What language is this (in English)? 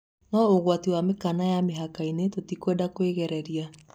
Kikuyu